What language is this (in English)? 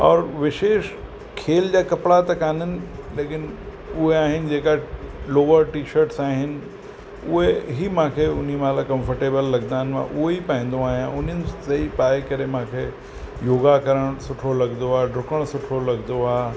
Sindhi